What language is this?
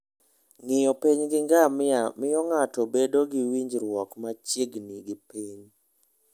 Luo (Kenya and Tanzania)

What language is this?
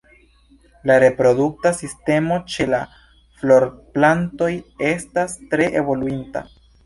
Esperanto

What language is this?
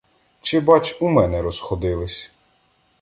Ukrainian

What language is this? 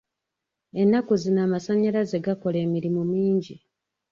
Ganda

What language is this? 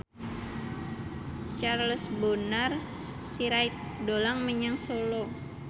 Javanese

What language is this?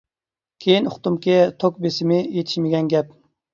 Uyghur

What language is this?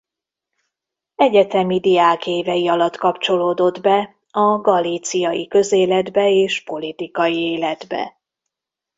Hungarian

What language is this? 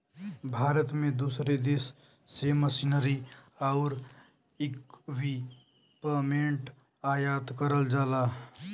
Bhojpuri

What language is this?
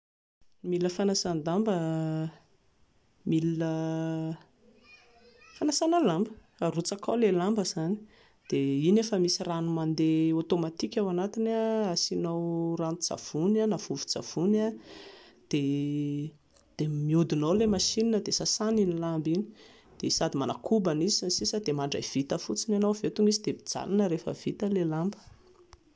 Malagasy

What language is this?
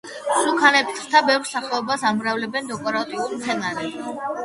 Georgian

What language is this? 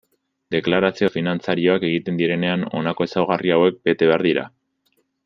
Basque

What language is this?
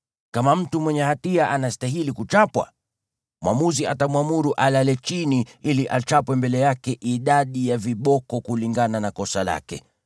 Swahili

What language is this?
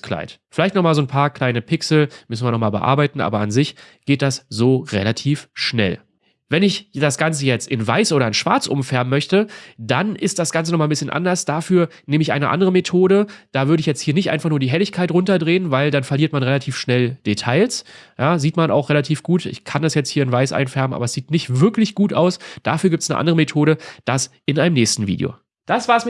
German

